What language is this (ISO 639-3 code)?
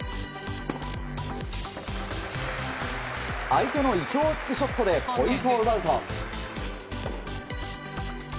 jpn